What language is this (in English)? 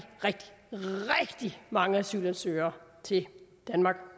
Danish